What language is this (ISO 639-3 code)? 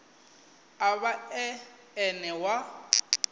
ven